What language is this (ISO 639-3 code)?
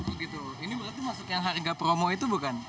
ind